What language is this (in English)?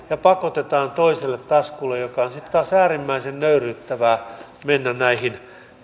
Finnish